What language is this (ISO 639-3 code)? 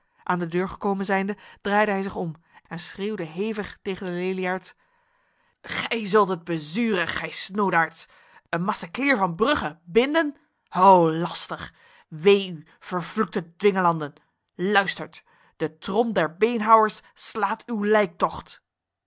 nld